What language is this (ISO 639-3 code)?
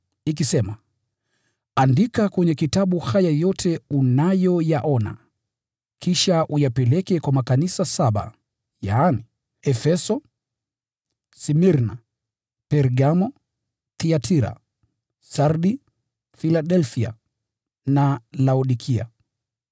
swa